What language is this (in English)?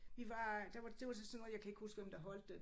Danish